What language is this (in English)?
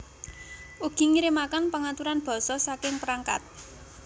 Javanese